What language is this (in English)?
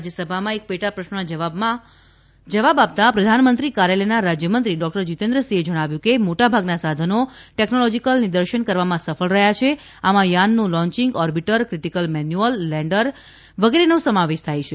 Gujarati